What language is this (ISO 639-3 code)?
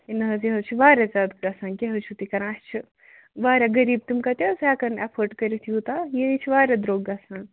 kas